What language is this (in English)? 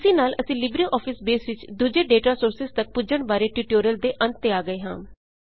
Punjabi